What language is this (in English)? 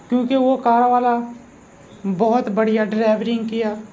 Urdu